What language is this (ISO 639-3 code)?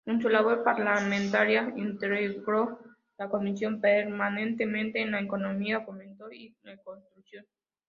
spa